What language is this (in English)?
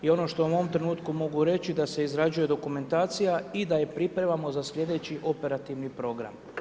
Croatian